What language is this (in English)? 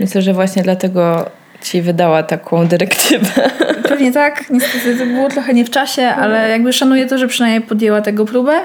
Polish